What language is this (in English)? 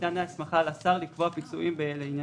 Hebrew